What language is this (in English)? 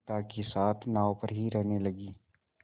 Hindi